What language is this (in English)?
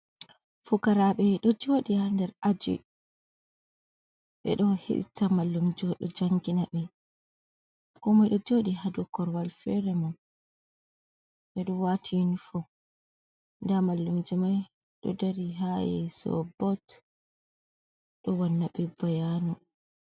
Fula